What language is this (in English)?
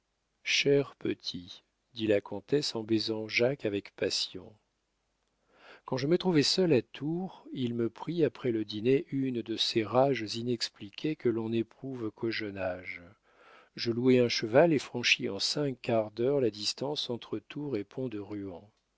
French